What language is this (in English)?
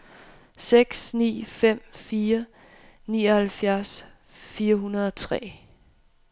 Danish